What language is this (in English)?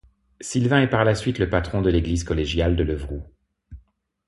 French